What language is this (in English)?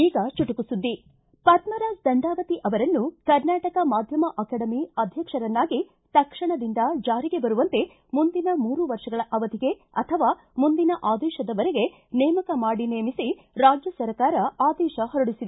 Kannada